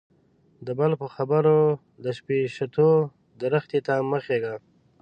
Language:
Pashto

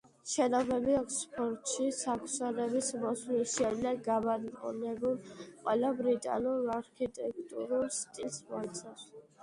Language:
Georgian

